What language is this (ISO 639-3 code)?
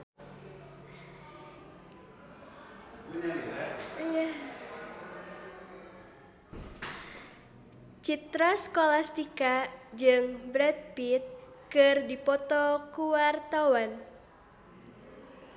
sun